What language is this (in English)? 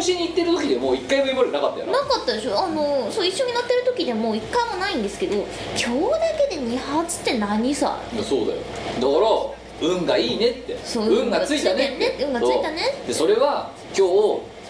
Japanese